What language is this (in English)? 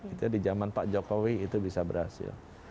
Indonesian